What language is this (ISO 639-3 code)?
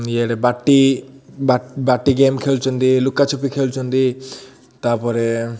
ori